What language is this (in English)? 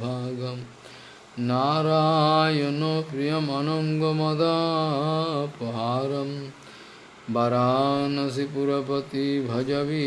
Russian